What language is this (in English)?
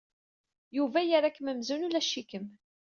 Kabyle